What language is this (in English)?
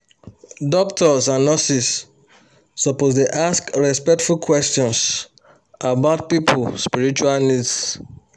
Nigerian Pidgin